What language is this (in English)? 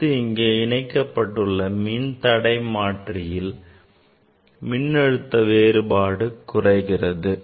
Tamil